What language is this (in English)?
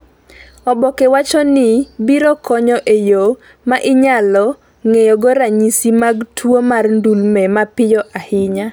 Luo (Kenya and Tanzania)